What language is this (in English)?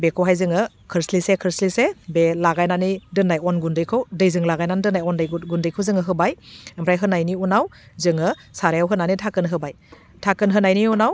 Bodo